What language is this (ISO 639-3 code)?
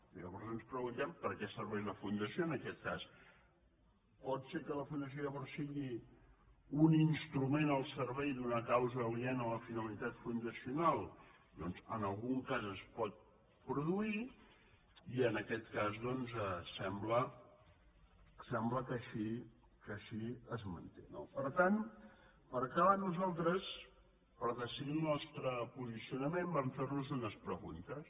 cat